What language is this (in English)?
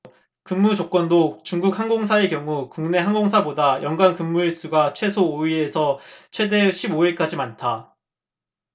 Korean